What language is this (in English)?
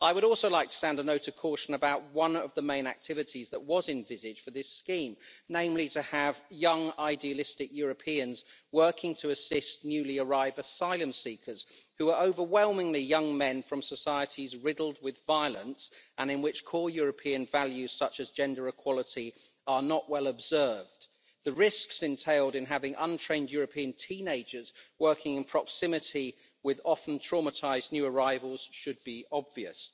English